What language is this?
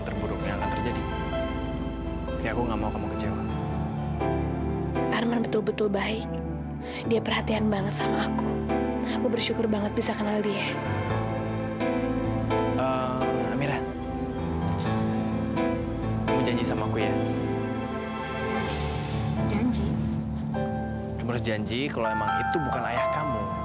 Indonesian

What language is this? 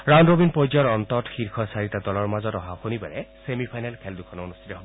Assamese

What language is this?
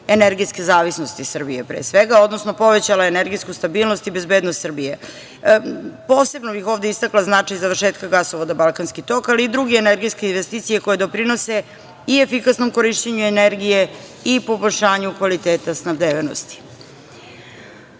Serbian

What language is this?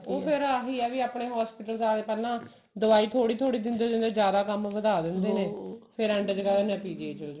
Punjabi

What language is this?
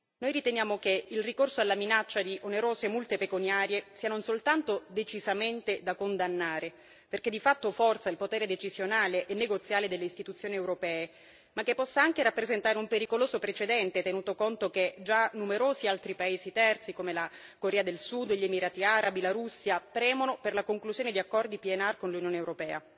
Italian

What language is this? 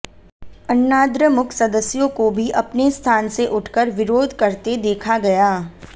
Hindi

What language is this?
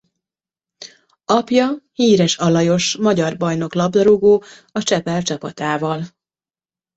Hungarian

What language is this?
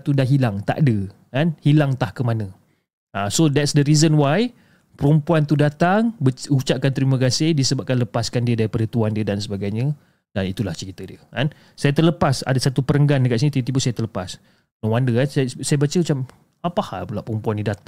Malay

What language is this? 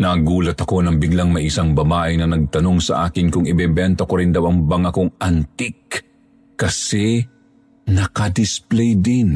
Filipino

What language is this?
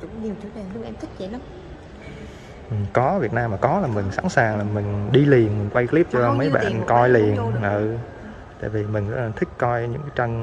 Vietnamese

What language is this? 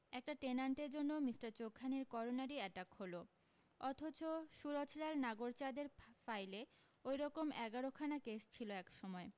Bangla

